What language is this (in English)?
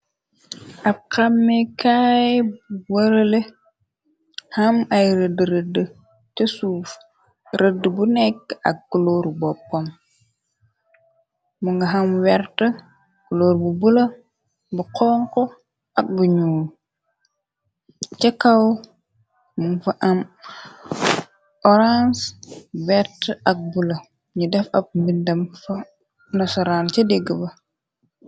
Wolof